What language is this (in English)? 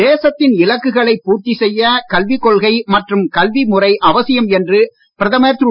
Tamil